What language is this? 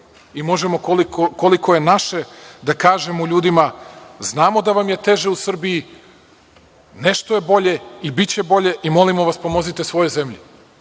Serbian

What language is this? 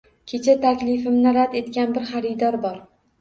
Uzbek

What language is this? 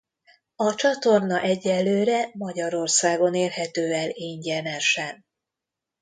Hungarian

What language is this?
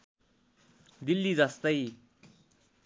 Nepali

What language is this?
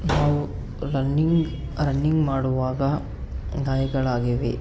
Kannada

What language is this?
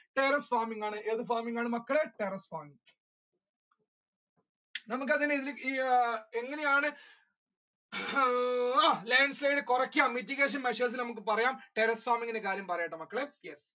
Malayalam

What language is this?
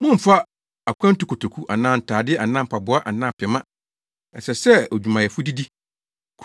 Akan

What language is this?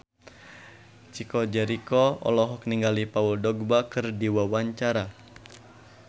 Sundanese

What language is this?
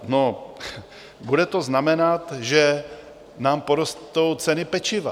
Czech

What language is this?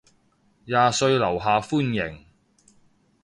Cantonese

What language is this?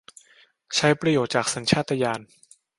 Thai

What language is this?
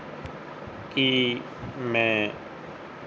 Punjabi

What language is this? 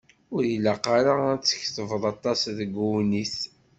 Kabyle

